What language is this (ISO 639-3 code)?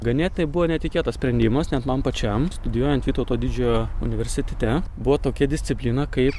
lit